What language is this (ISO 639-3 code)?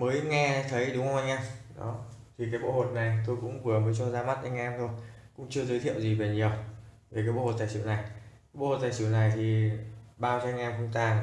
vie